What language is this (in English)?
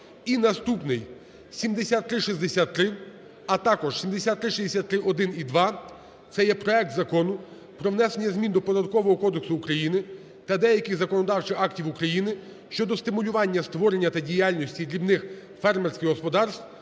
Ukrainian